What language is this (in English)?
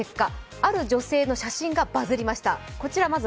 Japanese